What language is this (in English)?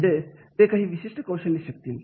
Marathi